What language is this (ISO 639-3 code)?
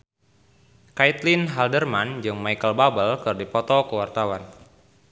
sun